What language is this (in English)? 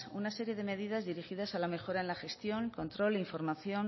Spanish